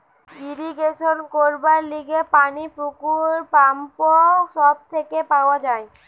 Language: Bangla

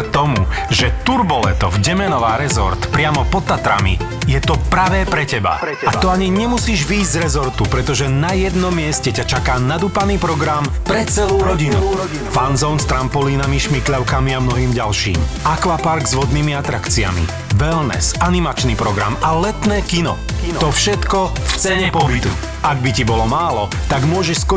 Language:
Slovak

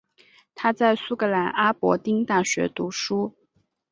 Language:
Chinese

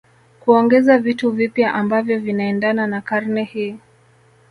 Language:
Swahili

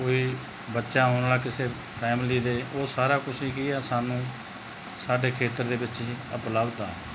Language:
Punjabi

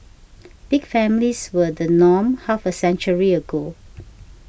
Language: English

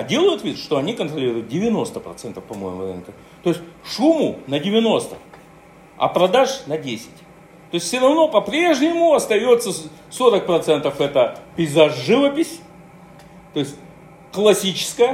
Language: Russian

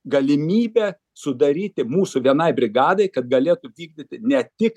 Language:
Lithuanian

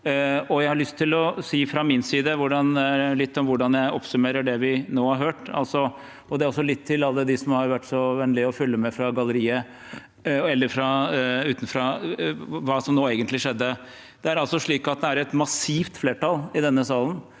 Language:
Norwegian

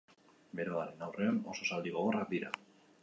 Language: Basque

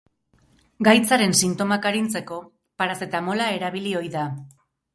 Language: Basque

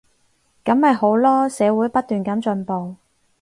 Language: Cantonese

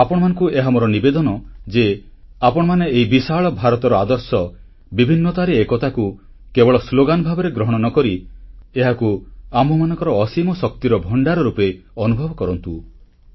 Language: Odia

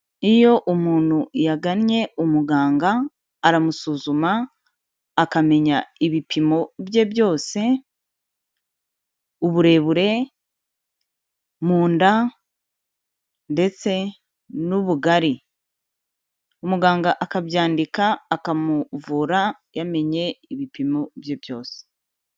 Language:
Kinyarwanda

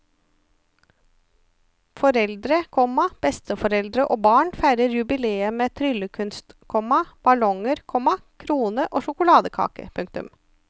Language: Norwegian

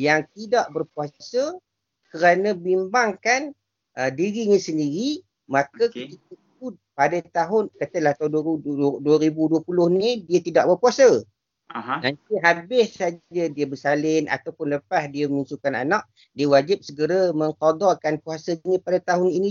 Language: Malay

